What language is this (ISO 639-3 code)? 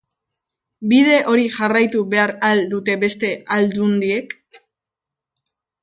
eus